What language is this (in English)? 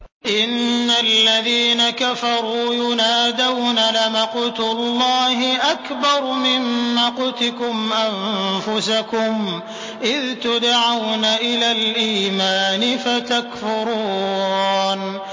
Arabic